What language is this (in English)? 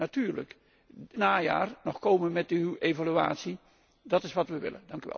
Dutch